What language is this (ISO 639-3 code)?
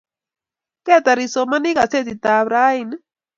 kln